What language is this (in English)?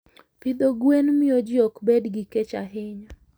Luo (Kenya and Tanzania)